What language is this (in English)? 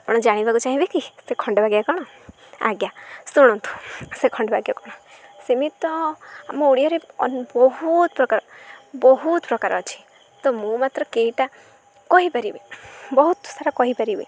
Odia